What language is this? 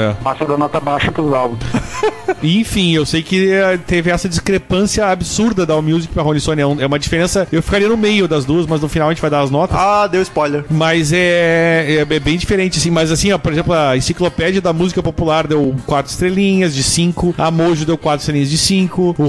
Portuguese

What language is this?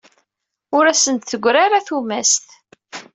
Kabyle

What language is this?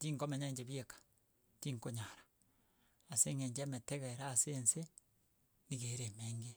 Gusii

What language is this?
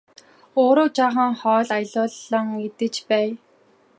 Mongolian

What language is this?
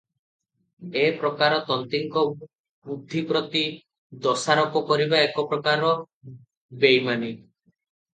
Odia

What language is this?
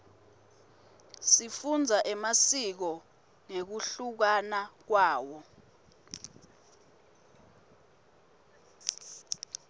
Swati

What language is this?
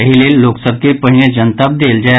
Maithili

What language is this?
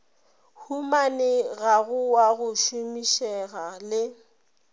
Northern Sotho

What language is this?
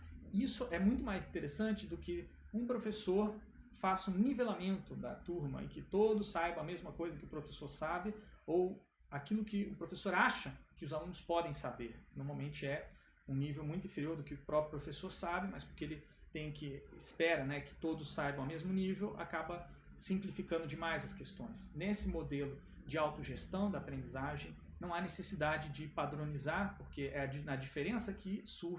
Portuguese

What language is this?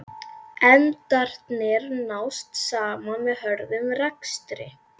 Icelandic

